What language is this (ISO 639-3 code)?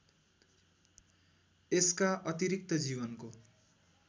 nep